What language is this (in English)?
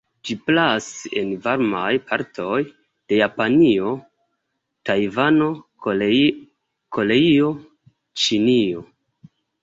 Esperanto